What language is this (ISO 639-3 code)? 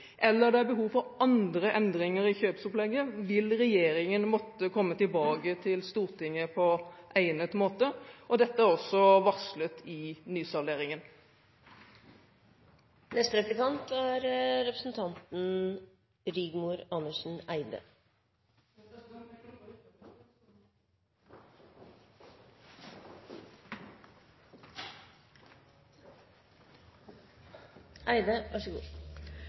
nob